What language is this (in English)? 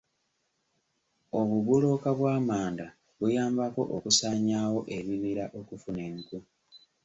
Ganda